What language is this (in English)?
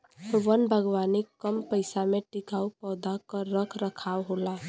Bhojpuri